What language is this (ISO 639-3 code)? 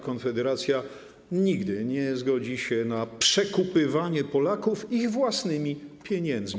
pol